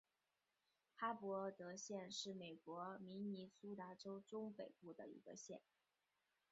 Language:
Chinese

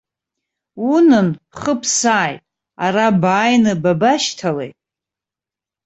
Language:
Abkhazian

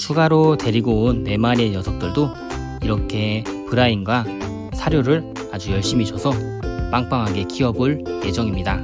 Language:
Korean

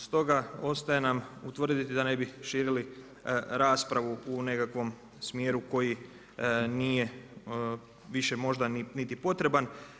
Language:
Croatian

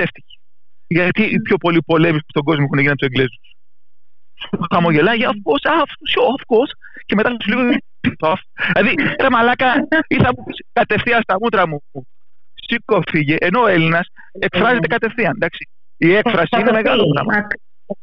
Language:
Greek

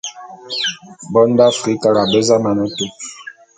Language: Bulu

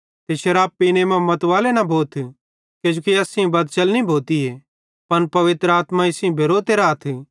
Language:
Bhadrawahi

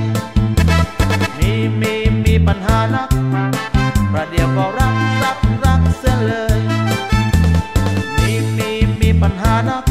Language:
Thai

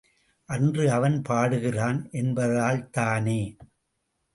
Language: Tamil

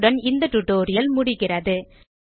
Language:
Tamil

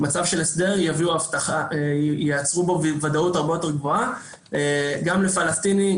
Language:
Hebrew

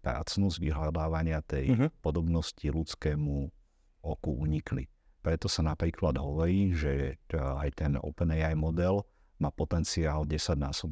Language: Slovak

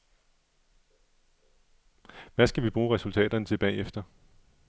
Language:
Danish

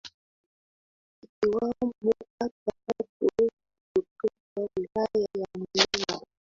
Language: Swahili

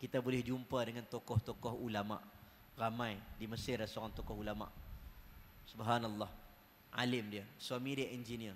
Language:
Malay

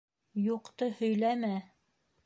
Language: Bashkir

